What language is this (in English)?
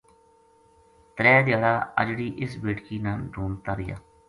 Gujari